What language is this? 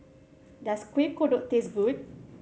English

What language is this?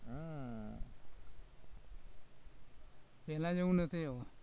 Gujarati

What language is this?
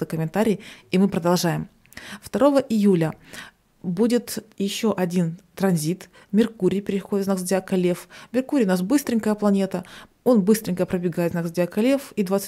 Russian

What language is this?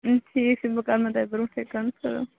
Kashmiri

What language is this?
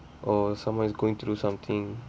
English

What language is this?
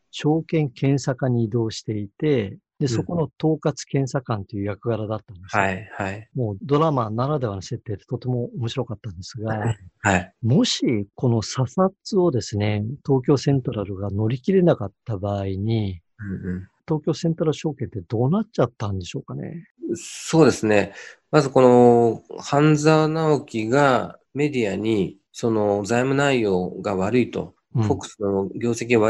Japanese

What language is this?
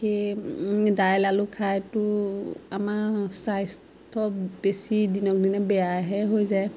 Assamese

